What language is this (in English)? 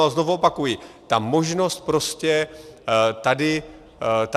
Czech